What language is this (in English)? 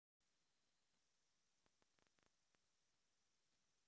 Russian